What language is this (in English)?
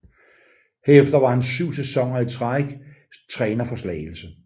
Danish